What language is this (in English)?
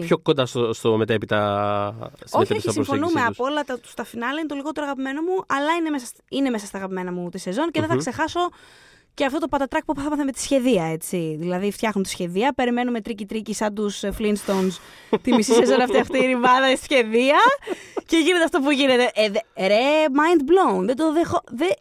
Greek